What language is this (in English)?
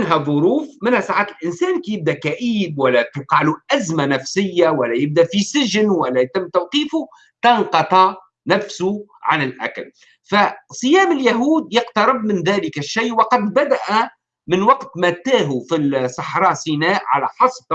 Arabic